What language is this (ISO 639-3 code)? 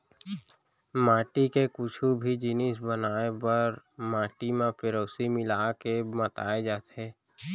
hne